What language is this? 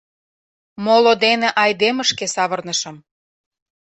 Mari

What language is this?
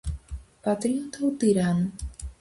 Galician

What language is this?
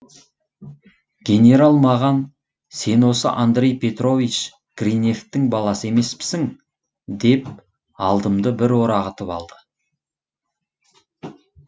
Kazakh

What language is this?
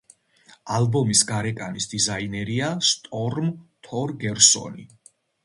Georgian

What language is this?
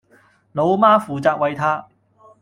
Cantonese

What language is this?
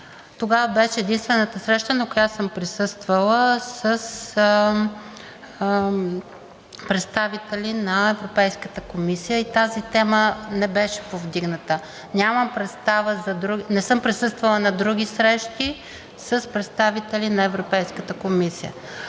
Bulgarian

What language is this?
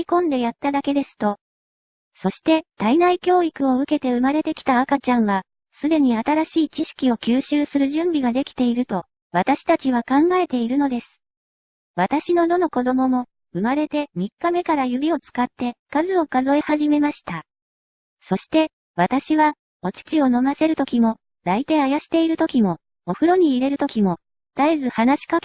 Japanese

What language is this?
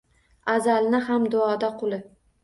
Uzbek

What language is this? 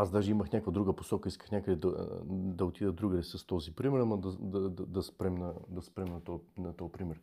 Bulgarian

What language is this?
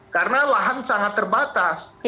Indonesian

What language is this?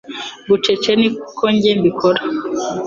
Kinyarwanda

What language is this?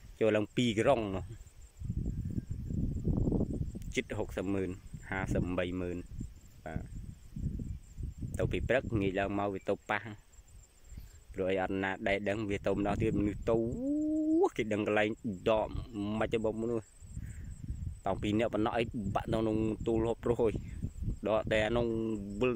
Vietnamese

